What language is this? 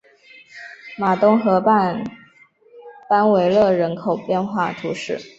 Chinese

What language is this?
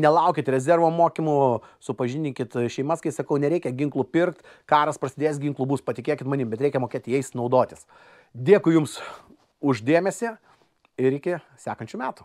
Lithuanian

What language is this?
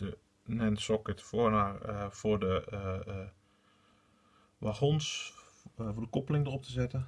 Dutch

